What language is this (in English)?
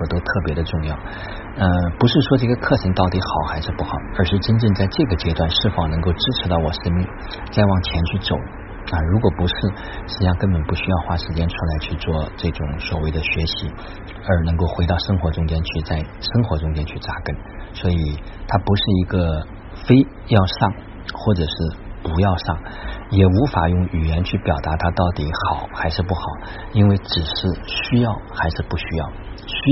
Chinese